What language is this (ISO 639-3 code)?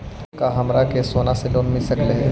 mag